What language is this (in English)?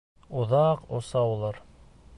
Bashkir